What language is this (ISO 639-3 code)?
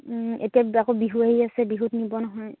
asm